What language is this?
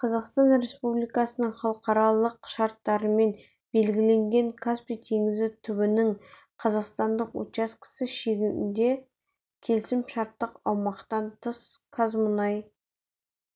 Kazakh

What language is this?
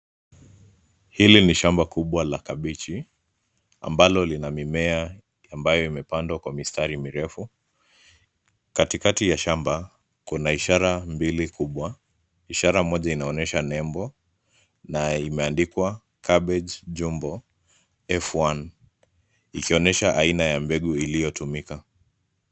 Swahili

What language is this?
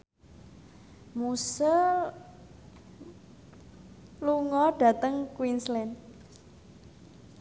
Javanese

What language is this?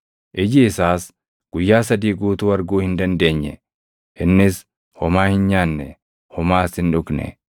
Oromo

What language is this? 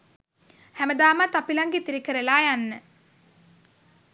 Sinhala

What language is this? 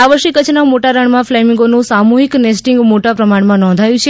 Gujarati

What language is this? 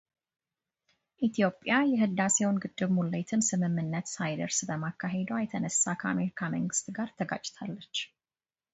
Amharic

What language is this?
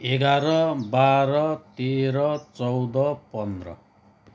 Nepali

